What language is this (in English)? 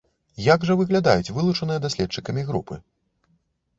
Belarusian